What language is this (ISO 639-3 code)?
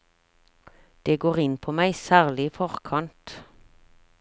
nor